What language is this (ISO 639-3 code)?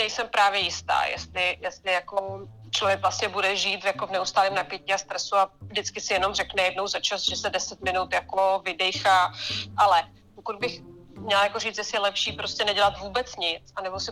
ces